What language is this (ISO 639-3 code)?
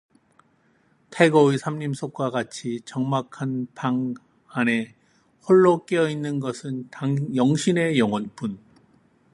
kor